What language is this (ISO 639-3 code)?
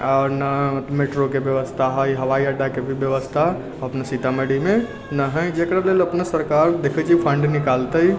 mai